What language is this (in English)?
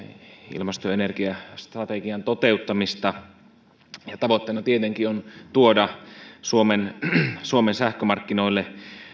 Finnish